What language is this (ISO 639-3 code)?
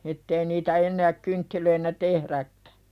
fin